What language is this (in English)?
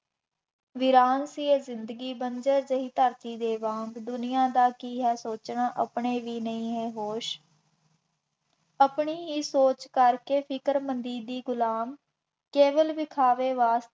Punjabi